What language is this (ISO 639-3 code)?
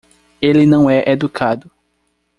por